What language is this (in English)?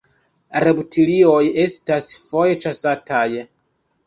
Esperanto